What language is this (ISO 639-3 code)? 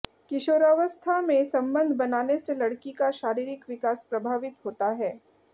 hin